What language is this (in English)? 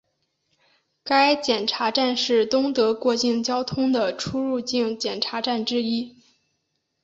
Chinese